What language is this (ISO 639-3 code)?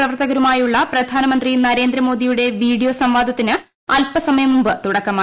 mal